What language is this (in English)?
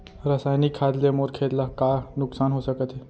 Chhattisgarhi